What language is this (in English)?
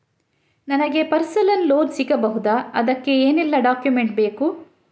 Kannada